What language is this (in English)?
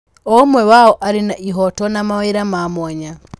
Kikuyu